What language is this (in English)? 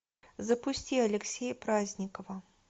Russian